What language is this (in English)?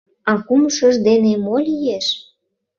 Mari